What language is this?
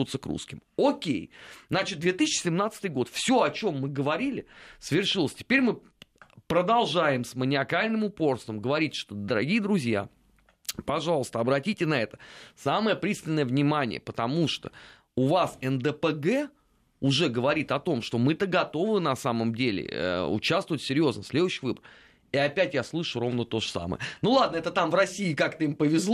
Russian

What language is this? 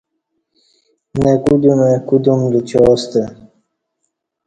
Kati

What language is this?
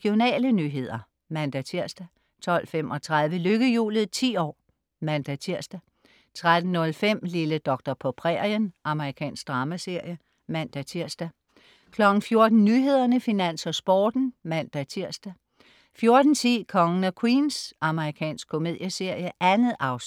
Danish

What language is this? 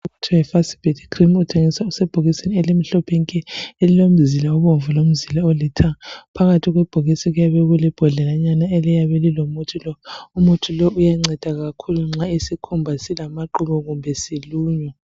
North Ndebele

